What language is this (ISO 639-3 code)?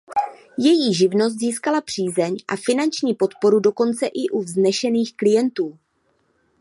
ces